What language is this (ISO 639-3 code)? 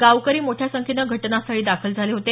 mar